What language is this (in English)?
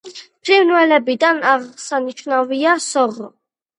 Georgian